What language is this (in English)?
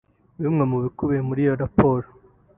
Kinyarwanda